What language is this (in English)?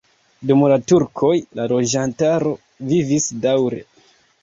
Esperanto